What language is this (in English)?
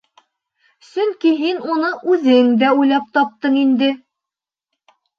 Bashkir